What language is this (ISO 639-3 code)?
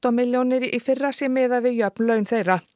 isl